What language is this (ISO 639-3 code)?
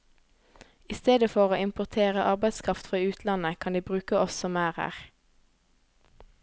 nor